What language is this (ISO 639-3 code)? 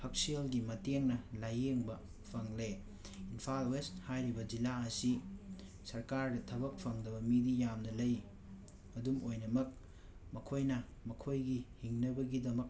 mni